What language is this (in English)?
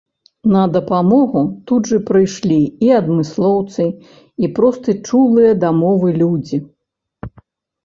Belarusian